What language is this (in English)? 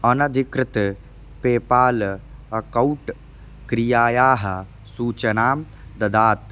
Sanskrit